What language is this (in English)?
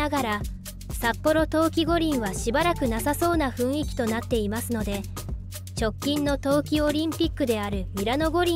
Japanese